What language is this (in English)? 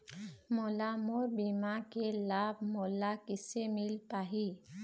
Chhattisgarhi